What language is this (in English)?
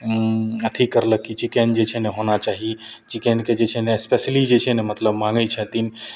Maithili